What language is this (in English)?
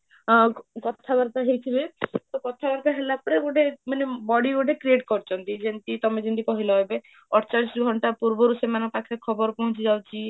Odia